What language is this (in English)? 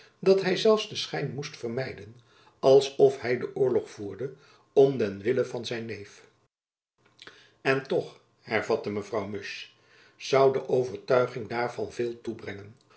Dutch